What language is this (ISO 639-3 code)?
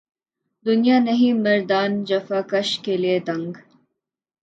urd